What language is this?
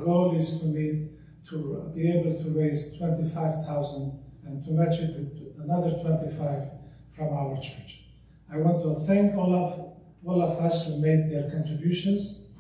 English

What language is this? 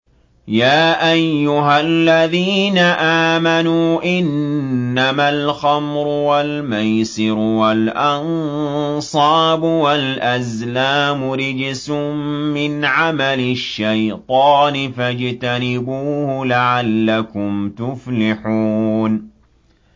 Arabic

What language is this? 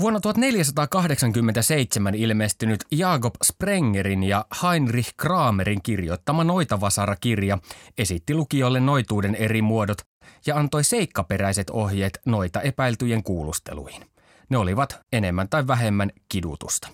Finnish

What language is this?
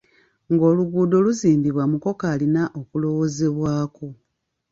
Ganda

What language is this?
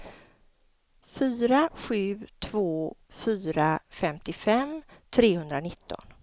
Swedish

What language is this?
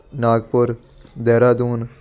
Punjabi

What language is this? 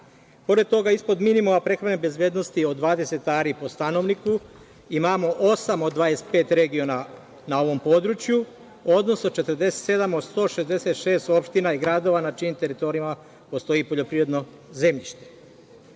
Serbian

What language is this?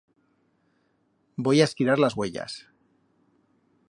Aragonese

